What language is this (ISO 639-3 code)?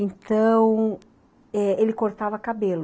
por